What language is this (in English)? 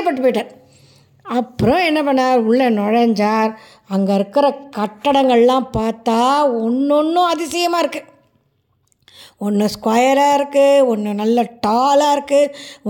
Tamil